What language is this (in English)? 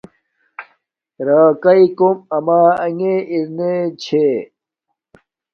Domaaki